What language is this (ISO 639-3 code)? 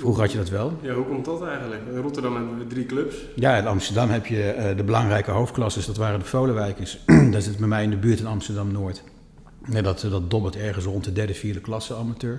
nld